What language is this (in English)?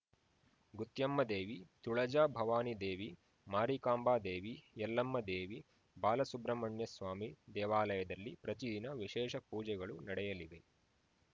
Kannada